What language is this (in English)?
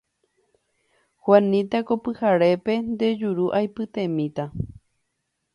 Guarani